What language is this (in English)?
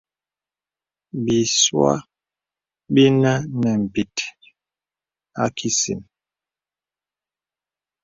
Bebele